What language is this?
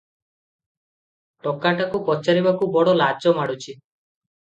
Odia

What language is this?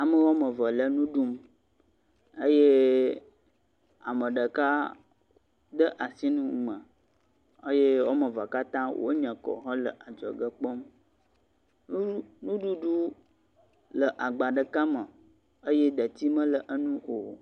Ewe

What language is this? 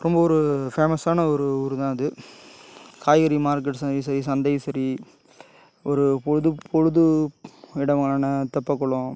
Tamil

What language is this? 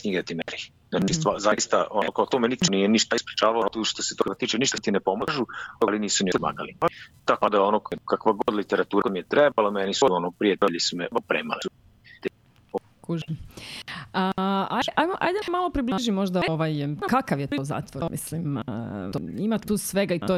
Croatian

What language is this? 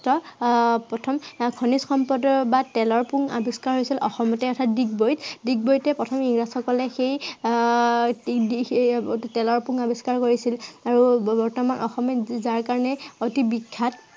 Assamese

